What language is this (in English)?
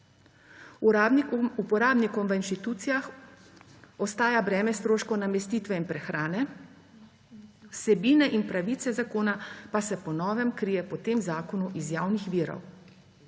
Slovenian